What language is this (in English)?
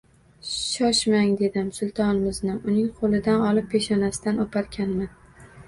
Uzbek